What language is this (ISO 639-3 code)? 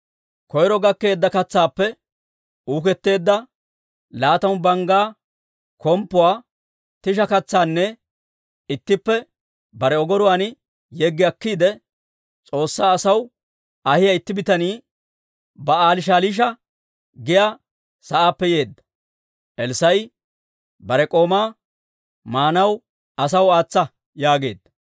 dwr